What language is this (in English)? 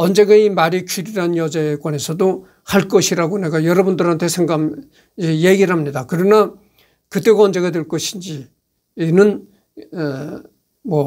Korean